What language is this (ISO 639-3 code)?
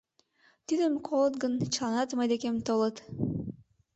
chm